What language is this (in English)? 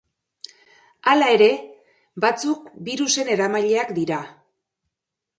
Basque